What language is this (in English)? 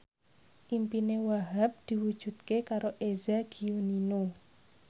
Javanese